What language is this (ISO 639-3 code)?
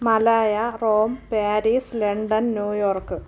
mal